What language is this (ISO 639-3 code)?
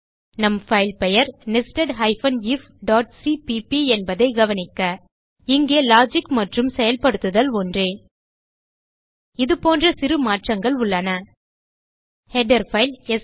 tam